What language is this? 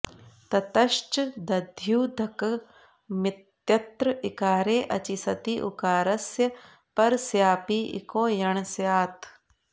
Sanskrit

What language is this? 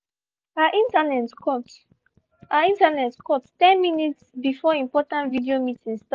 Nigerian Pidgin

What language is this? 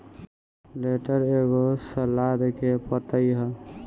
Bhojpuri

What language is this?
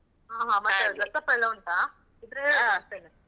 Kannada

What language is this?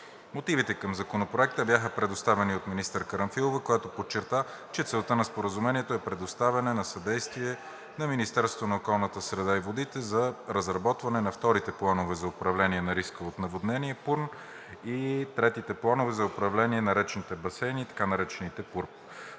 Bulgarian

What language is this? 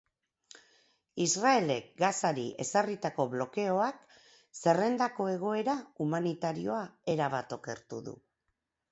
Basque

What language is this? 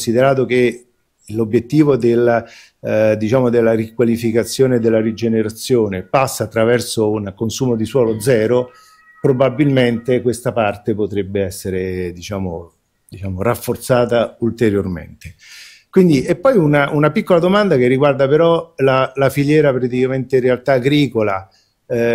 Italian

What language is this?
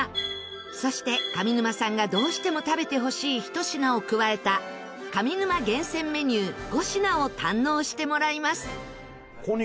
Japanese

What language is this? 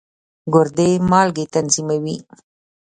Pashto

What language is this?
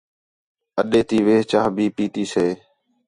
Khetrani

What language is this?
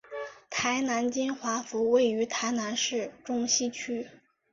Chinese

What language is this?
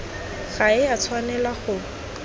Tswana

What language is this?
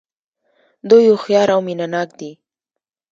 Pashto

